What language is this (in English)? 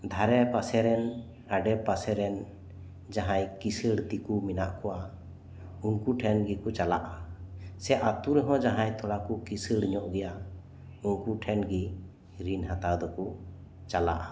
Santali